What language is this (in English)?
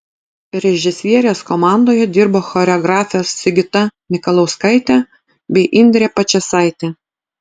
Lithuanian